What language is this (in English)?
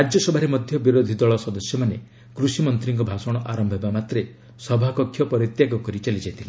Odia